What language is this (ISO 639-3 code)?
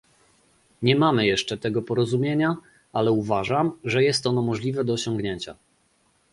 pol